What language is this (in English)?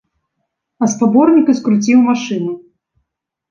Belarusian